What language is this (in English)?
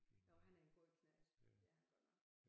Danish